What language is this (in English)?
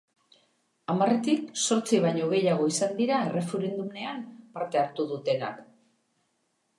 Basque